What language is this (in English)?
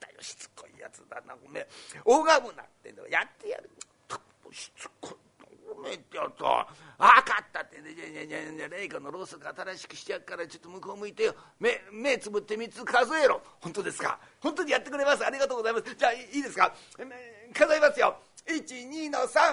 Japanese